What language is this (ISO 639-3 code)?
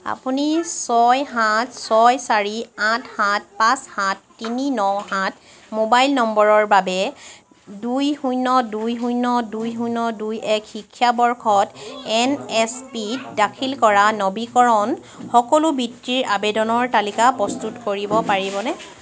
asm